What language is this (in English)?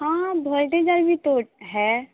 Urdu